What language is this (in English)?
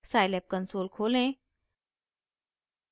Hindi